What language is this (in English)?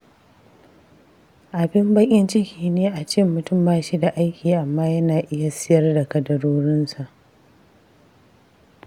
Hausa